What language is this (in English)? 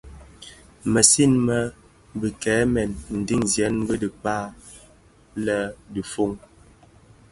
Bafia